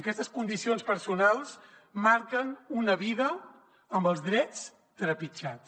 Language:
Catalan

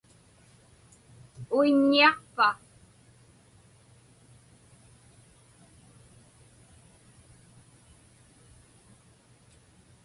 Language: Inupiaq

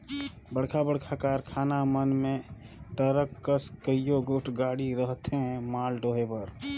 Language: Chhattisgarhi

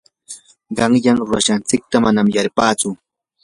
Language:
Yanahuanca Pasco Quechua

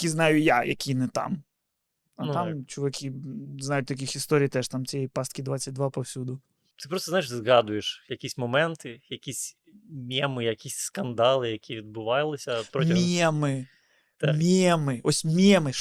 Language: Ukrainian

